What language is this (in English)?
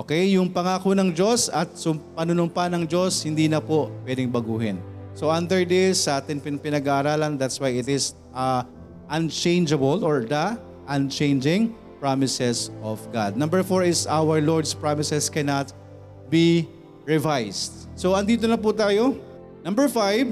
Filipino